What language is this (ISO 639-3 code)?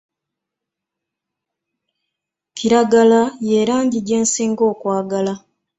lug